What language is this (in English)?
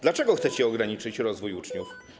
Polish